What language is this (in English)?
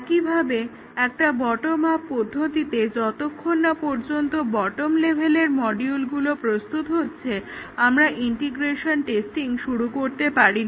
Bangla